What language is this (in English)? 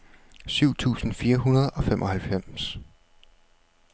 Danish